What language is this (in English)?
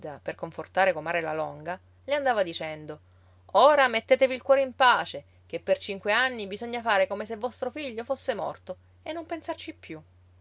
Italian